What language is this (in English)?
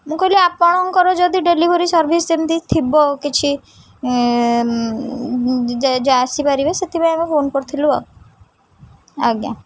Odia